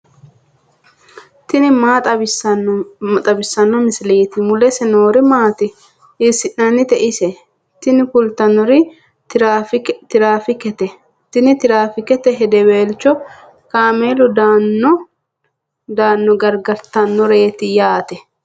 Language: Sidamo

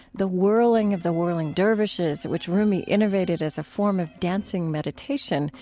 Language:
English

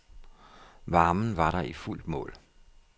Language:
Danish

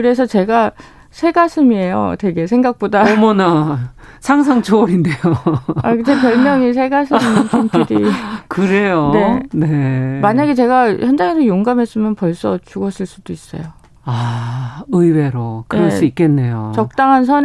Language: Korean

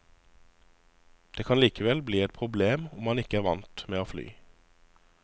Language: Norwegian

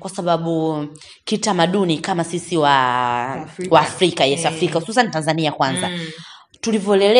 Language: Swahili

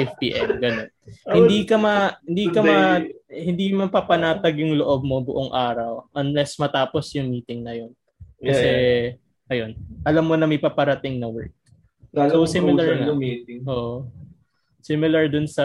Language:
Filipino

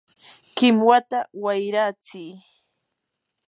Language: Yanahuanca Pasco Quechua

